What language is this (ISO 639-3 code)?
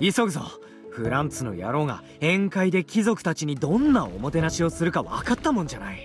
jpn